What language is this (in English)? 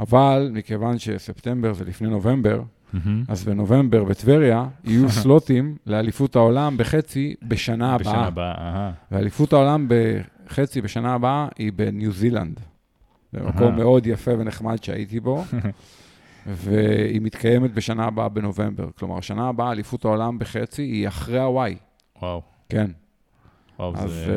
Hebrew